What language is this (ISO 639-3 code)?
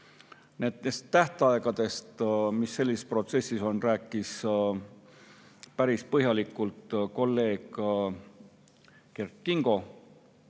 est